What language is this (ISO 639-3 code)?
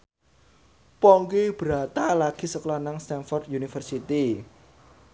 jav